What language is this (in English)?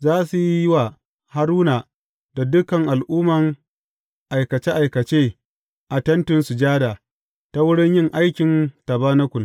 Hausa